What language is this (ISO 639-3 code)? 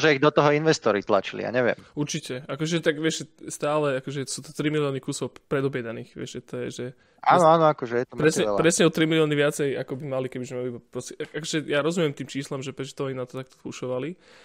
slk